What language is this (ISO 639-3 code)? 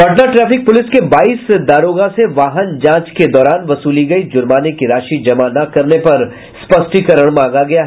hin